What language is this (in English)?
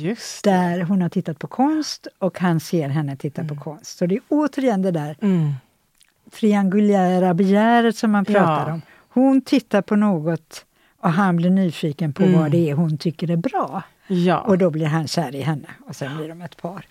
Swedish